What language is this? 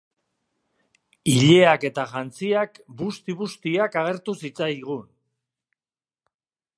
Basque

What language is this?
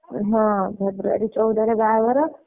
Odia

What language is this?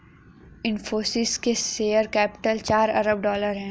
Hindi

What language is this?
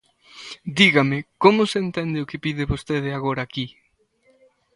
Galician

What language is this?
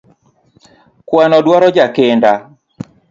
Luo (Kenya and Tanzania)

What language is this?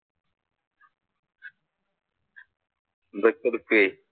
Malayalam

